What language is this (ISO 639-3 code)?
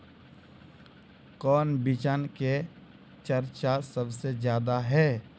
mag